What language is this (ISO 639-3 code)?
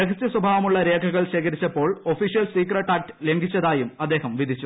mal